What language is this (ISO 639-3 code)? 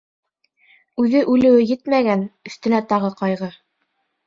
bak